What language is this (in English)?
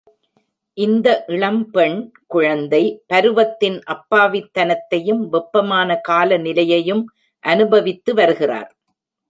Tamil